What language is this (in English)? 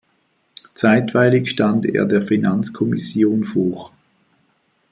German